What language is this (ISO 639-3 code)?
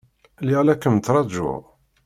kab